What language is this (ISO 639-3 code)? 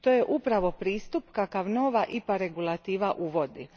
hrv